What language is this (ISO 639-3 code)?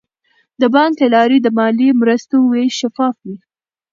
pus